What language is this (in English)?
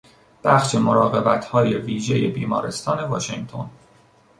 Persian